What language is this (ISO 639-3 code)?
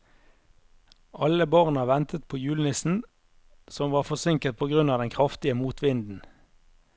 nor